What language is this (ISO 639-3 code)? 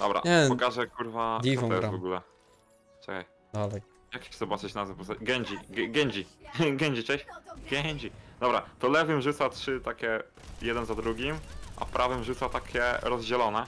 pol